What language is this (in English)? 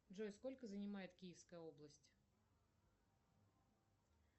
Russian